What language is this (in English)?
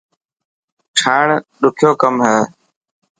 Dhatki